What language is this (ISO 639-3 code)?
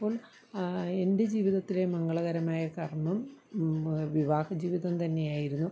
mal